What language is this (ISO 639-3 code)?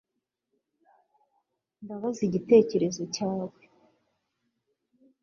kin